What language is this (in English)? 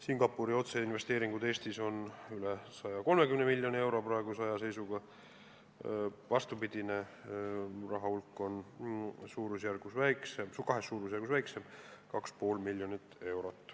Estonian